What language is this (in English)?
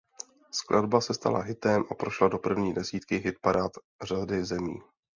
Czech